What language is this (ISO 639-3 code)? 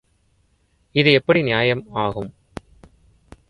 tam